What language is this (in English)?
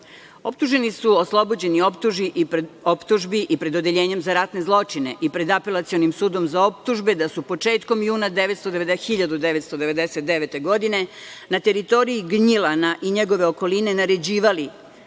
Serbian